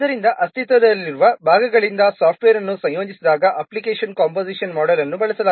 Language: Kannada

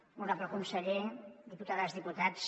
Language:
Catalan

